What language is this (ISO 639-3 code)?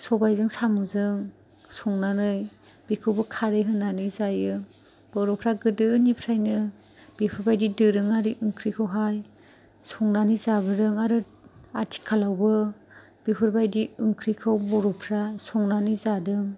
brx